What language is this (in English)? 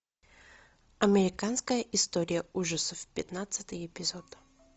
Russian